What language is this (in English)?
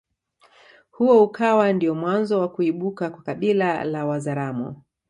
Swahili